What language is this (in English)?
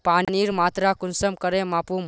Magahi